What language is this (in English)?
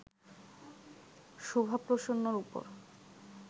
Bangla